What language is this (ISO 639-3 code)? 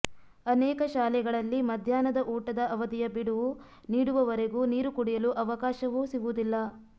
kan